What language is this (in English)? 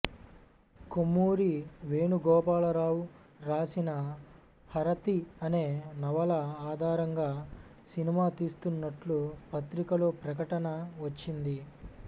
Telugu